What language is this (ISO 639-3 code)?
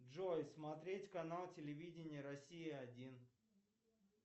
rus